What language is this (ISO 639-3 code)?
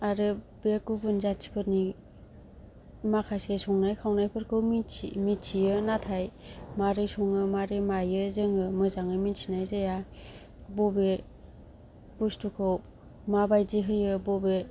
brx